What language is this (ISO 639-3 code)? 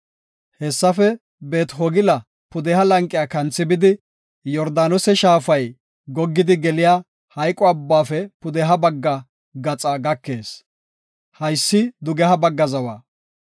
gof